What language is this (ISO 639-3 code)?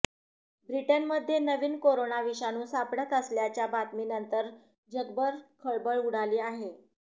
mar